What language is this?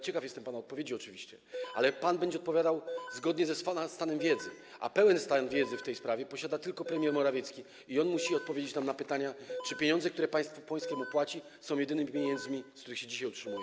Polish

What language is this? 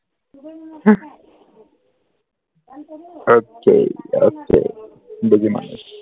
Assamese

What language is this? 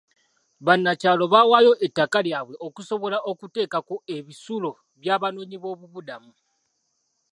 Ganda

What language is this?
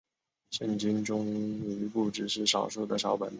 Chinese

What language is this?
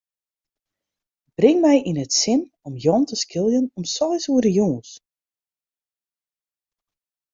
Western Frisian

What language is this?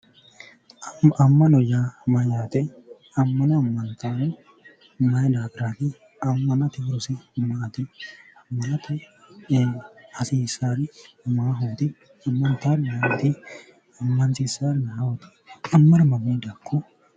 Sidamo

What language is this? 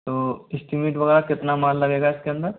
Hindi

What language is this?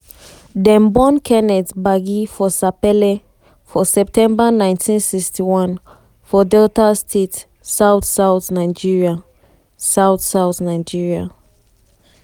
Nigerian Pidgin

